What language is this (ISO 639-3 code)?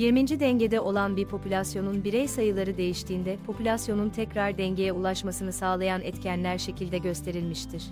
tur